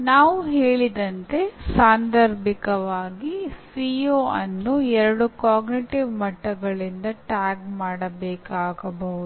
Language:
Kannada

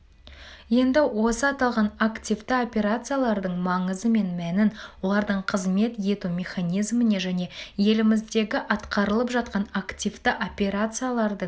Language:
Kazakh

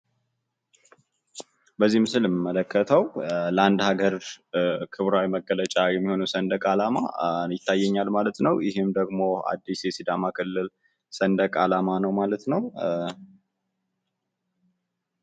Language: Amharic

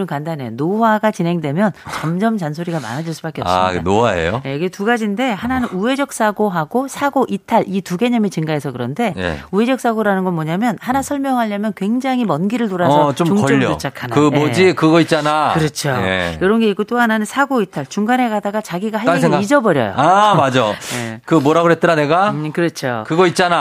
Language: Korean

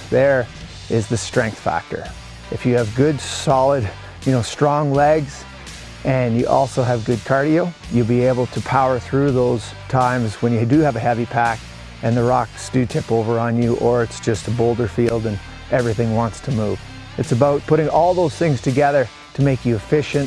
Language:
English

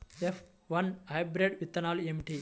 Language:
Telugu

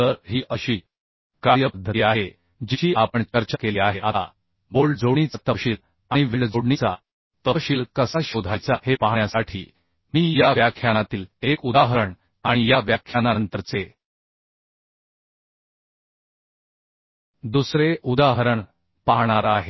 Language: Marathi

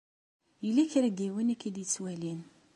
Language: Kabyle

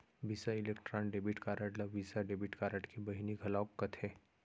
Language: Chhattisgarhi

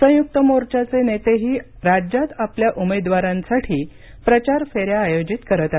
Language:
Marathi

